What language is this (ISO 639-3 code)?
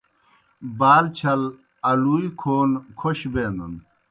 plk